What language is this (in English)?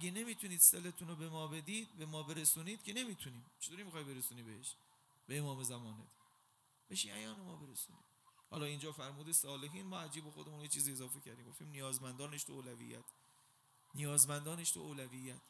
Persian